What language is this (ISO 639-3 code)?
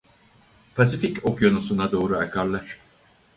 tur